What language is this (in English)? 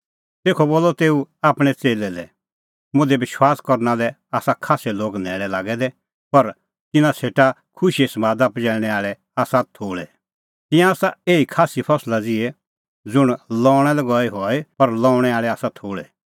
Kullu Pahari